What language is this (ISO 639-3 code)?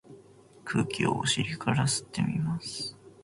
jpn